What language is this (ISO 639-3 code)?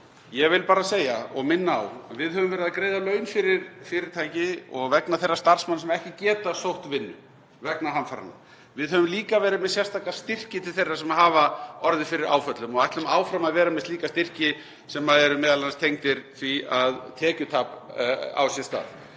isl